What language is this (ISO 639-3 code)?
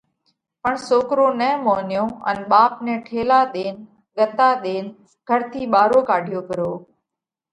kvx